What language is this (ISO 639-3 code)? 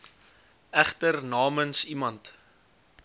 afr